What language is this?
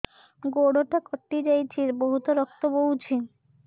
Odia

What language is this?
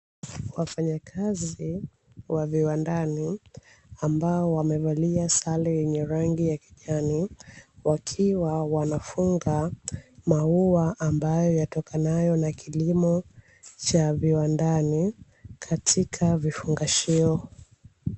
Swahili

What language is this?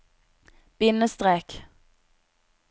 Norwegian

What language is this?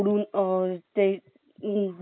Marathi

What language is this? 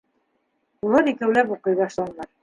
Bashkir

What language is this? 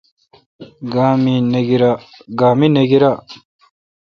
Kalkoti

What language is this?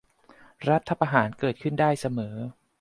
Thai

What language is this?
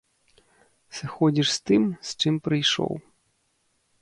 Belarusian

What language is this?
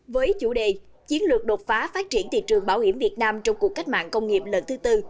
Vietnamese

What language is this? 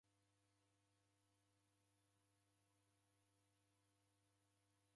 Taita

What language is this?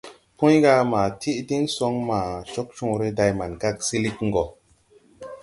Tupuri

